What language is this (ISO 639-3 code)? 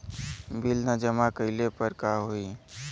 bho